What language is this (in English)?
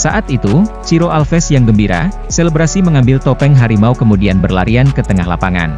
Indonesian